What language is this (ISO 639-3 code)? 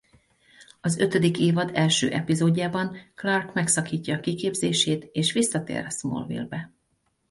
hun